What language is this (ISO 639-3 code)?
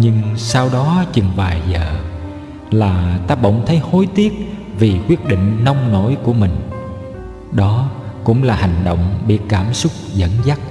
vie